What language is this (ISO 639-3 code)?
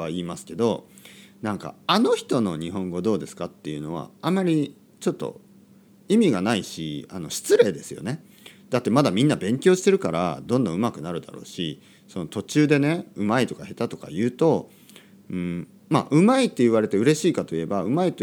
jpn